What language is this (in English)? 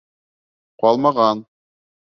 Bashkir